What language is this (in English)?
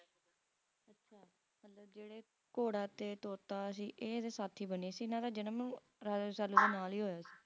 Punjabi